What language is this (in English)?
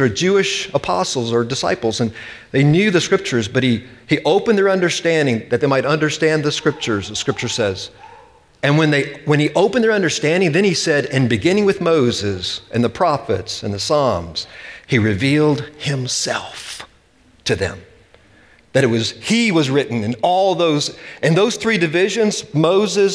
English